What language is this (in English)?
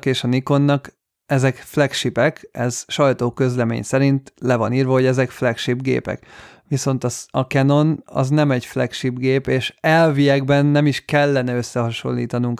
Hungarian